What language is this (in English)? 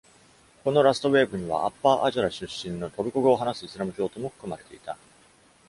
Japanese